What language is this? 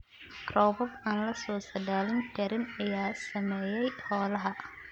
Somali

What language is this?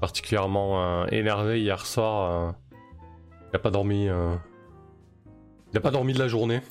French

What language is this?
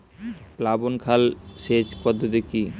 Bangla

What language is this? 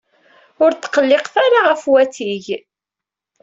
Kabyle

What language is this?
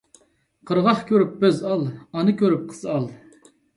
Uyghur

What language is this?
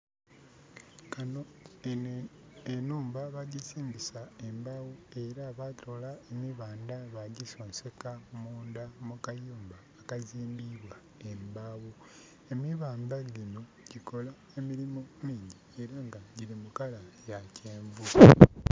Soga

